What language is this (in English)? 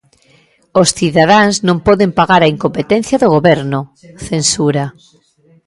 Galician